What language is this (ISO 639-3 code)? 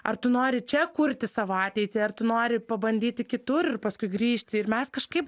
lit